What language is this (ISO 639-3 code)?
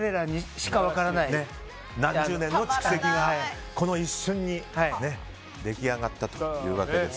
jpn